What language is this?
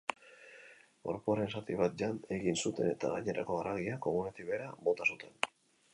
Basque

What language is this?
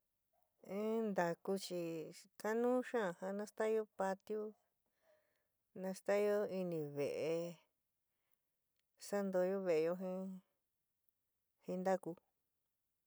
San Miguel El Grande Mixtec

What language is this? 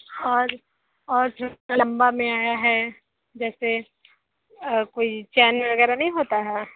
Hindi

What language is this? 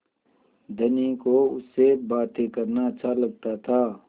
Hindi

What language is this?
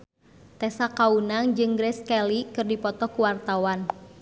Sundanese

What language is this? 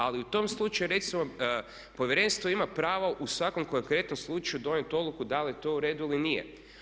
Croatian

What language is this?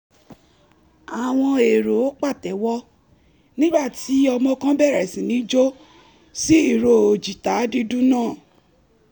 Yoruba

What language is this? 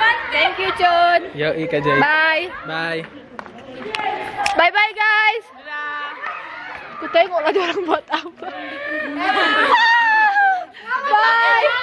Indonesian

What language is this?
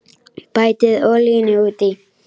Icelandic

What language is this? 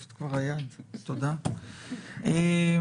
Hebrew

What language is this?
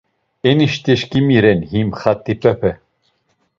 Laz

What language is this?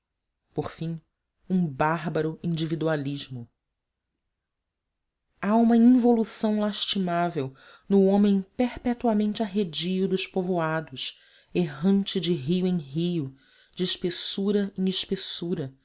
Portuguese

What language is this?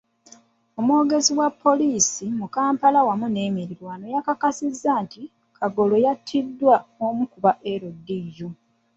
Ganda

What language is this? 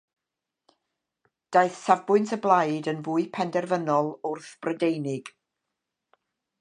Welsh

